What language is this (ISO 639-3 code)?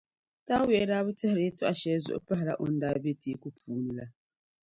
dag